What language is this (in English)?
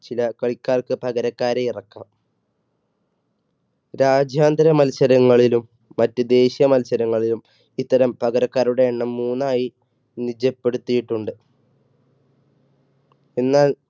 Malayalam